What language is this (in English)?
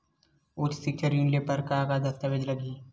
Chhattisgarhi